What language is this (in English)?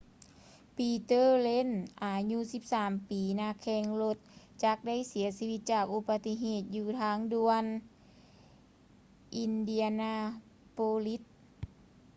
Lao